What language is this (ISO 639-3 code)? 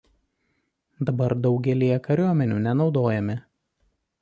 lit